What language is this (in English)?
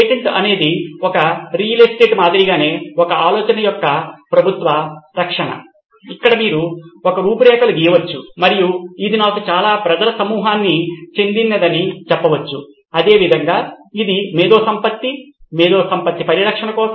Telugu